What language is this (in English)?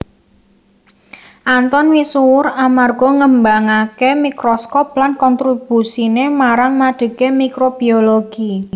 Javanese